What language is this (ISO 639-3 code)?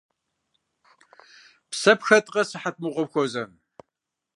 kbd